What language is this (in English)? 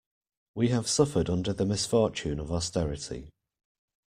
English